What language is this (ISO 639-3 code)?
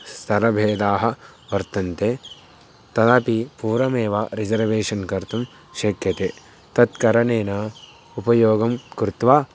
san